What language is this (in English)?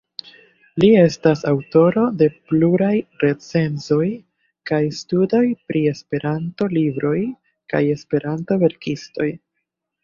Esperanto